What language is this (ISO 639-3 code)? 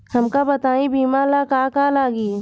bho